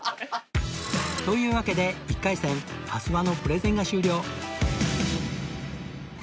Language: Japanese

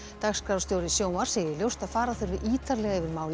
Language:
Icelandic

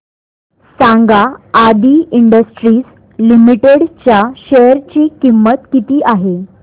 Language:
Marathi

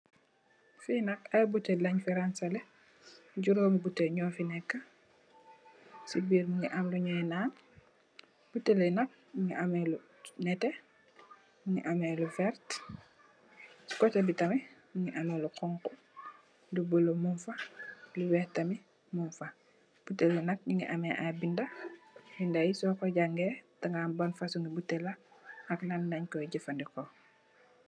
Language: Wolof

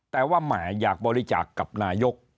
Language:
Thai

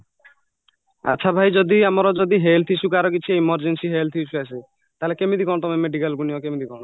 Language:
Odia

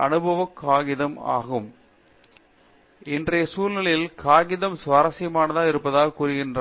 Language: Tamil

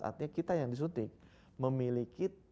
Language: Indonesian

